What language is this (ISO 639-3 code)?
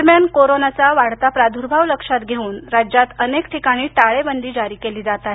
mar